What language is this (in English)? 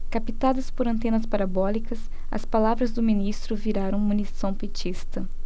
Portuguese